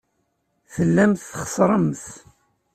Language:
Kabyle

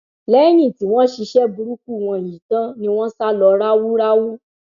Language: Yoruba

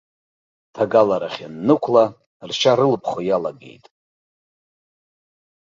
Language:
Abkhazian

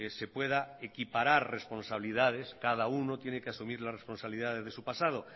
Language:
Spanish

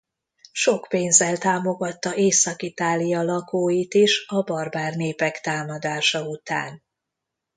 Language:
Hungarian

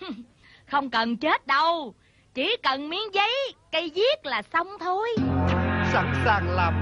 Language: Vietnamese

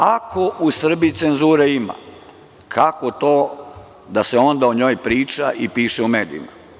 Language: Serbian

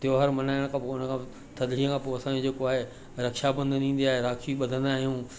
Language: Sindhi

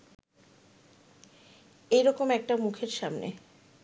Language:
Bangla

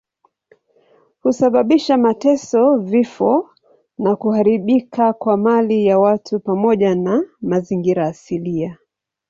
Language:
Swahili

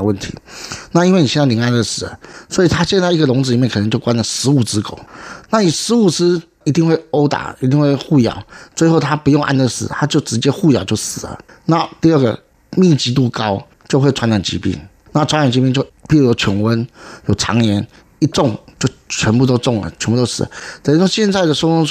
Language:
Chinese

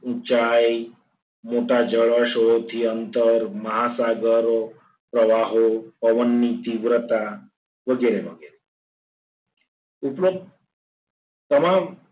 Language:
Gujarati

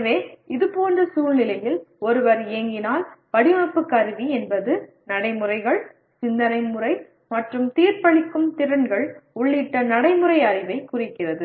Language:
Tamil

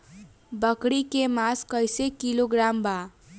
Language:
Bhojpuri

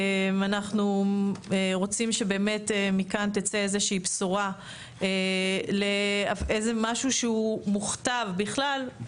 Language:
Hebrew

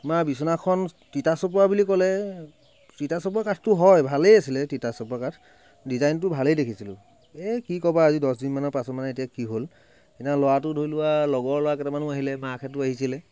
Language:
Assamese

